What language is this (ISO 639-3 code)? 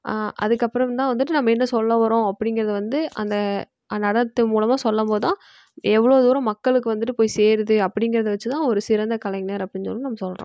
tam